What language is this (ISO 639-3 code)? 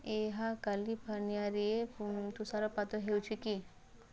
ori